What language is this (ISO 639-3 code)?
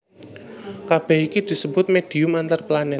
jav